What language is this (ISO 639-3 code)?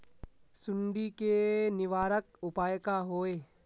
mag